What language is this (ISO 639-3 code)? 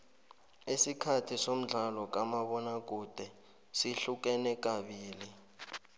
nbl